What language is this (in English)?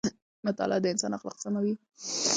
Pashto